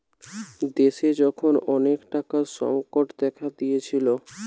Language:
Bangla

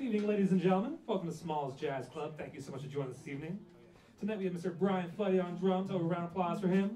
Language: English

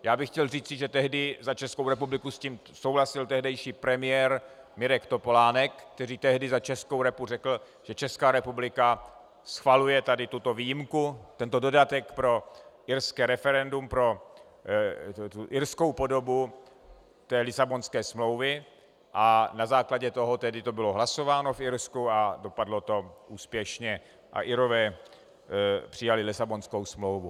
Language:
Czech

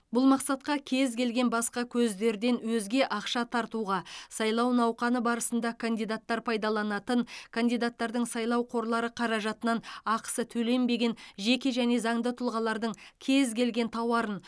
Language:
Kazakh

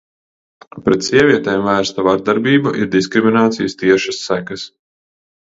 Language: Latvian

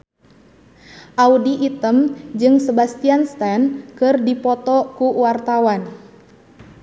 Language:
Sundanese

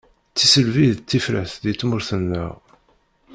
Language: Kabyle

